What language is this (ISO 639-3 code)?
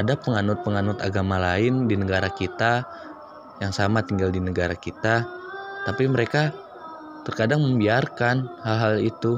ind